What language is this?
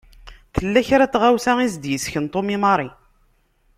Kabyle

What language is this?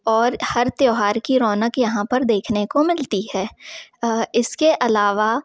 Hindi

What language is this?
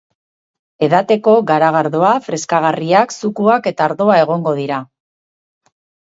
Basque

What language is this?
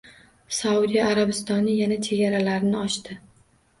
Uzbek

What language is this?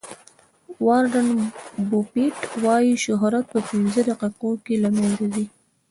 Pashto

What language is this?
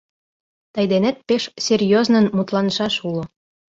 Mari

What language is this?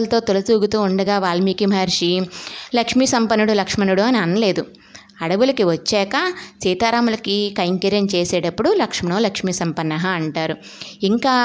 Telugu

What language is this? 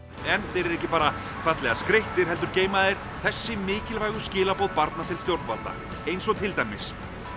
Icelandic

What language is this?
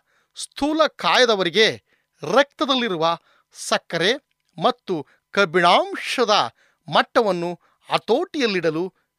Kannada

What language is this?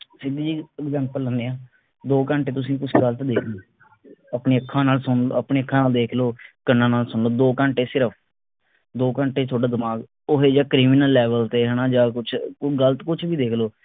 Punjabi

